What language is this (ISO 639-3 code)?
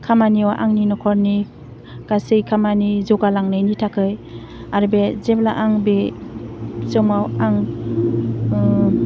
brx